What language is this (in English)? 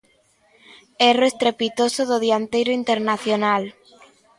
Galician